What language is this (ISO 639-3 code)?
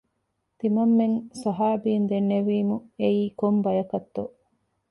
div